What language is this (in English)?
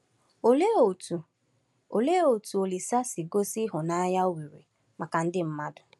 Igbo